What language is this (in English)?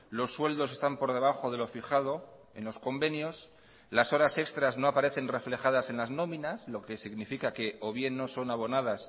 Spanish